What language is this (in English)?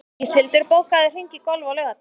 Icelandic